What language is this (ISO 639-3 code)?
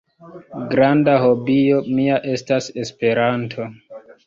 epo